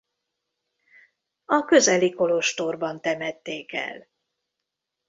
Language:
Hungarian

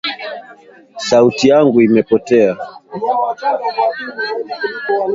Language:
Swahili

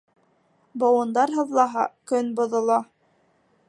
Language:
Bashkir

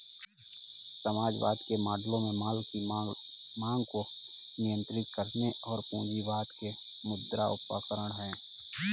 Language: Hindi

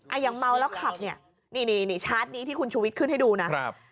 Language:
Thai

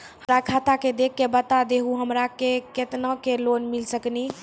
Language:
Maithili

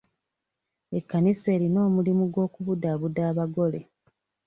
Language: Ganda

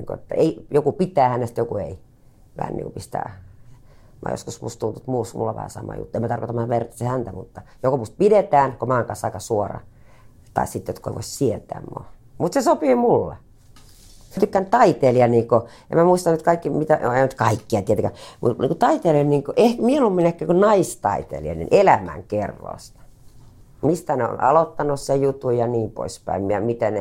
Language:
Finnish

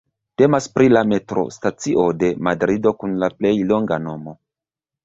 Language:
Esperanto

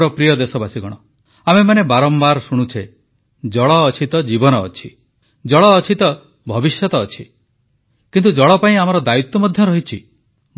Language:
Odia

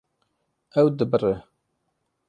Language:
Kurdish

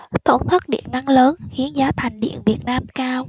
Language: Vietnamese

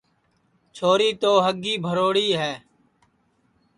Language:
Sansi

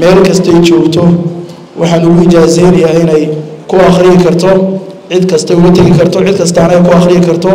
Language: Arabic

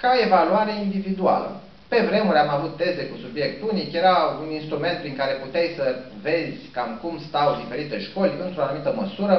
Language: Romanian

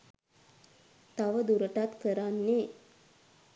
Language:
Sinhala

